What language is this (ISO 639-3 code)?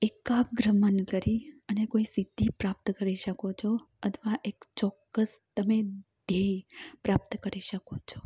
guj